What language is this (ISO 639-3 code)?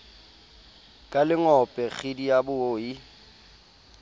sot